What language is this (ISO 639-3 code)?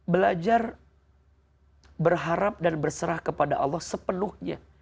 ind